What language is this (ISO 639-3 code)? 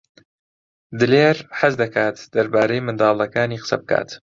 ckb